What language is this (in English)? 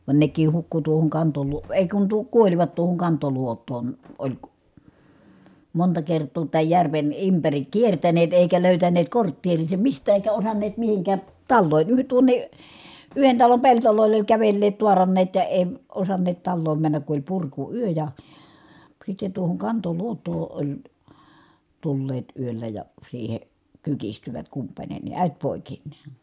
Finnish